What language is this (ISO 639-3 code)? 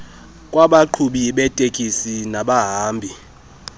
xho